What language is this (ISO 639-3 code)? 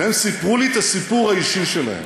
heb